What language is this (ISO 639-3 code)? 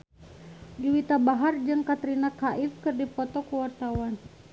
sun